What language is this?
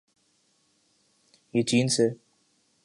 Urdu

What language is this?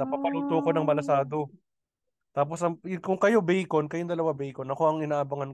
Filipino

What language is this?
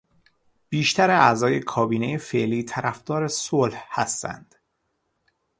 Persian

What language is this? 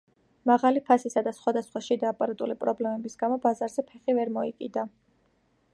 Georgian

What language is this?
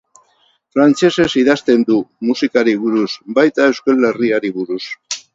Basque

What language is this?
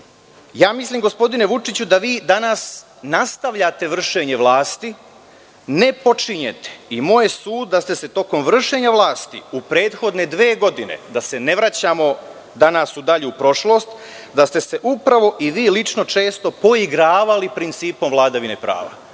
Serbian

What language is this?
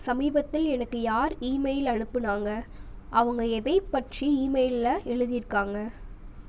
Tamil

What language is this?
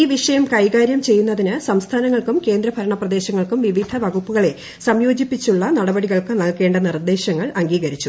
Malayalam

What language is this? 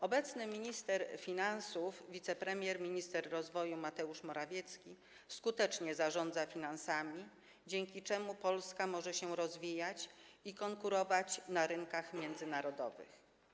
Polish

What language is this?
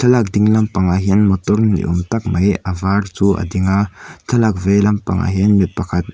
Mizo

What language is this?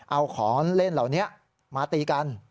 Thai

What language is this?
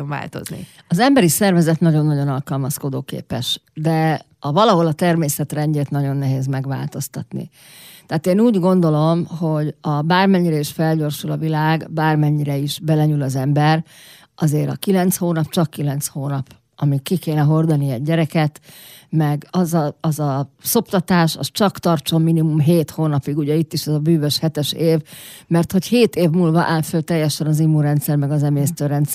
Hungarian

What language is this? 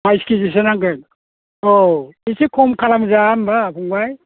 Bodo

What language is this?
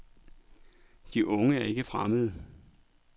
Danish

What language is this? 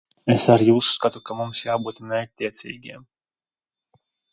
Latvian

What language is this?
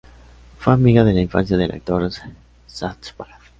Spanish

